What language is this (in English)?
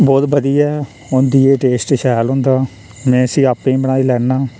Dogri